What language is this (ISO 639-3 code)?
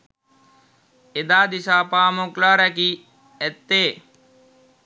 sin